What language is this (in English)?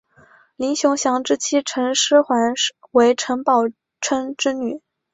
Chinese